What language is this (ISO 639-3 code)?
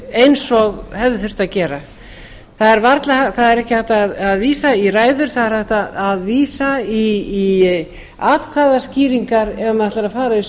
isl